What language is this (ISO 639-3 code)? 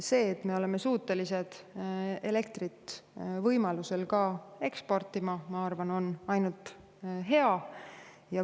est